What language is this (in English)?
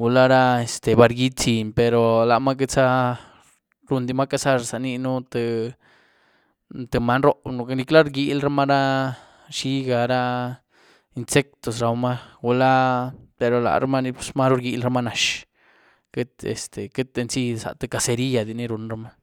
Güilá Zapotec